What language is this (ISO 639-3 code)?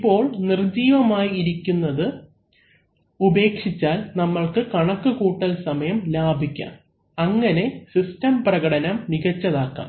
mal